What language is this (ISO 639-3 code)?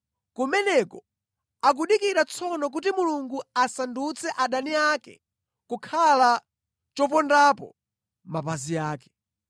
nya